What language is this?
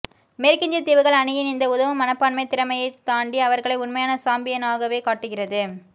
Tamil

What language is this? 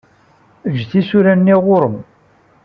Kabyle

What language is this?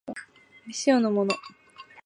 Japanese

